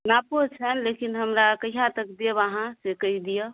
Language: Maithili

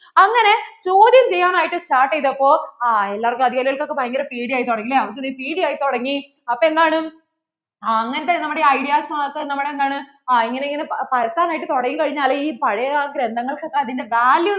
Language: Malayalam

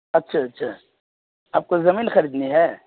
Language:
Urdu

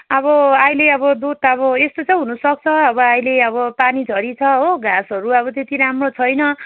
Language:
Nepali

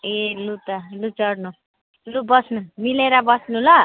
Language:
Nepali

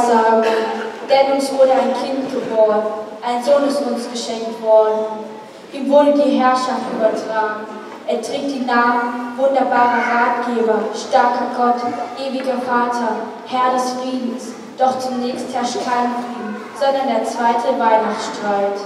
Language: German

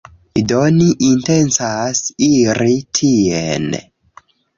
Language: Esperanto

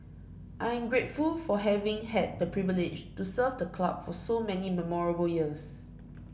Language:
English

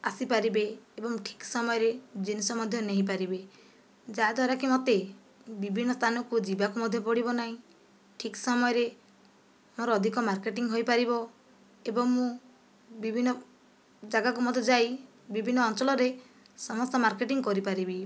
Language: Odia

